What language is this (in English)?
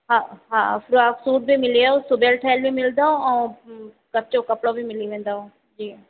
Sindhi